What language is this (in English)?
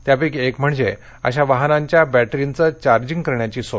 Marathi